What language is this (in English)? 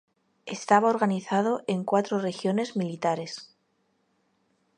Spanish